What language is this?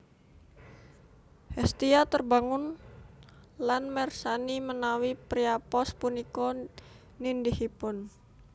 Javanese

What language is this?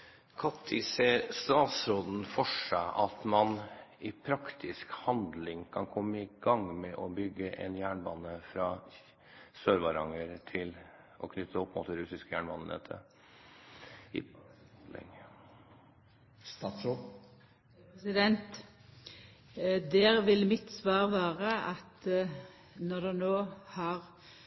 Norwegian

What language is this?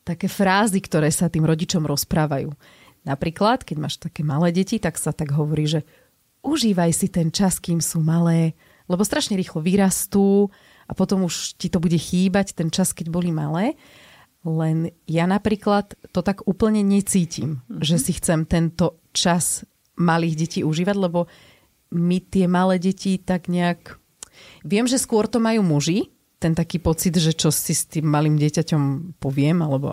Slovak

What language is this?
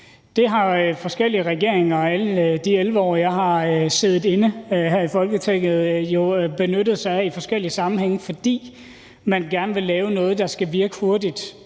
Danish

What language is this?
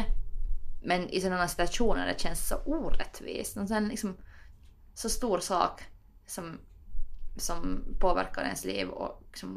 Swedish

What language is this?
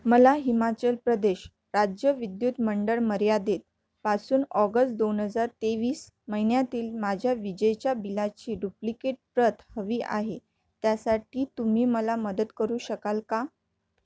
Marathi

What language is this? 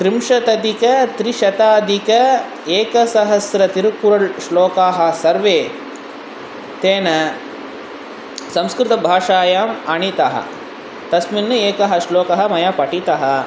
Sanskrit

